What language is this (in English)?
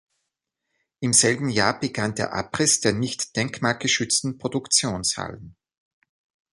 German